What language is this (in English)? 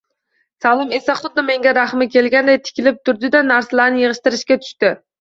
Uzbek